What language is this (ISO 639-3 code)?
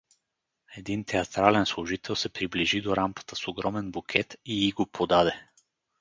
bul